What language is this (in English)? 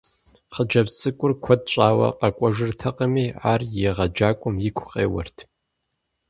Kabardian